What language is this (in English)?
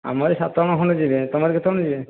Odia